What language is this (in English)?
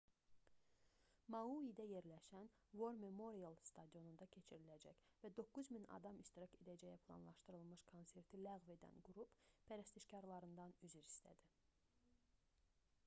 Azerbaijani